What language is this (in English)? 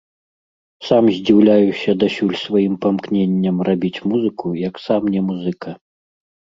Belarusian